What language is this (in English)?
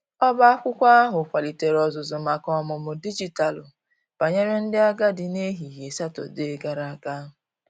Igbo